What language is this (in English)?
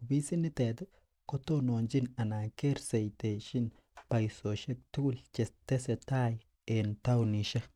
Kalenjin